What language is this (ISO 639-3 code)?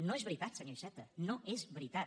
cat